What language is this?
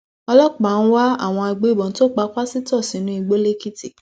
Yoruba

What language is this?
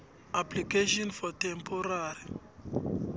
South Ndebele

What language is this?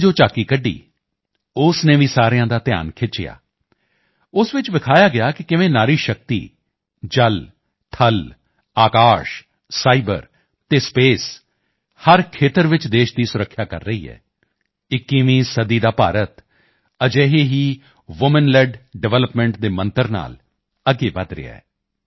Punjabi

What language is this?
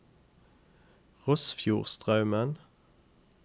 Norwegian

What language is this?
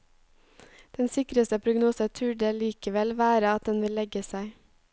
Norwegian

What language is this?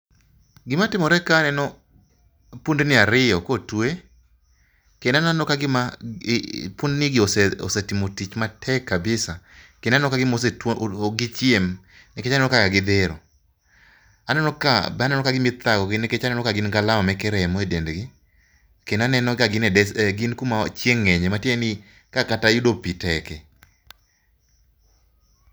Luo (Kenya and Tanzania)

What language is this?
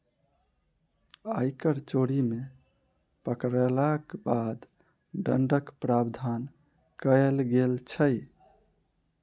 Maithili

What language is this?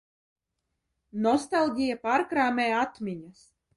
Latvian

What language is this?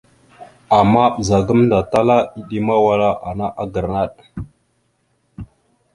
Mada (Cameroon)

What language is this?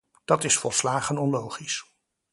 Dutch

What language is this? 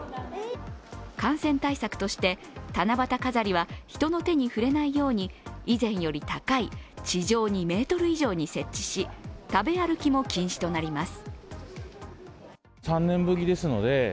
Japanese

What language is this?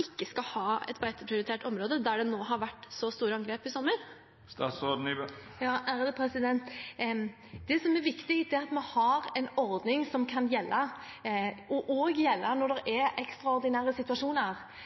Norwegian Bokmål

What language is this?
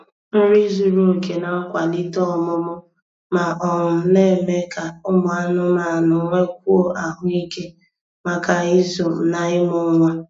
Igbo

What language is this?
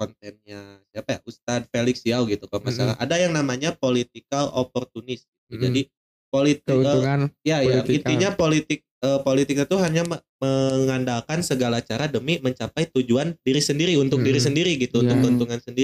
Indonesian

